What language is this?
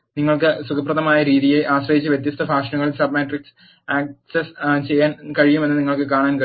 Malayalam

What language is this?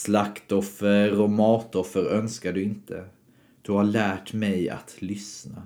Swedish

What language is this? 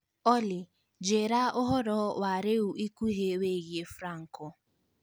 Kikuyu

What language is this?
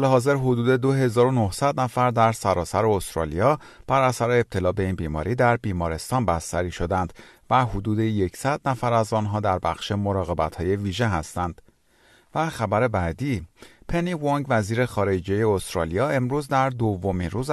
Persian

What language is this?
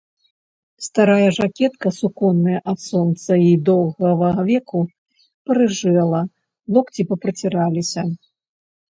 Belarusian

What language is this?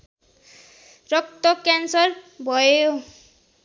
Nepali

